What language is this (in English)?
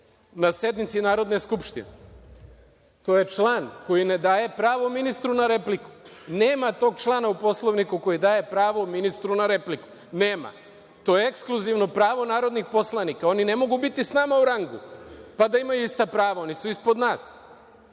Serbian